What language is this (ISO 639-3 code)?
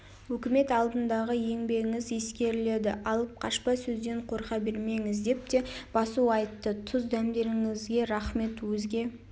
kaz